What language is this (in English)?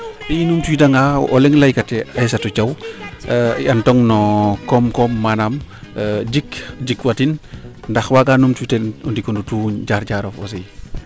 Serer